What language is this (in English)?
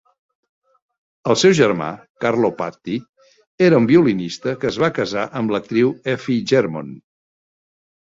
Catalan